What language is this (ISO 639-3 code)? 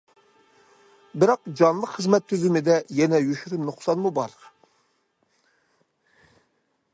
uig